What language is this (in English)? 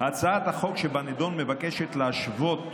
Hebrew